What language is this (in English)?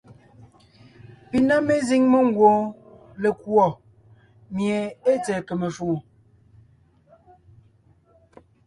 Ngiemboon